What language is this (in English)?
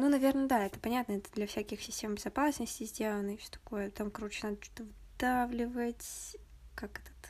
Russian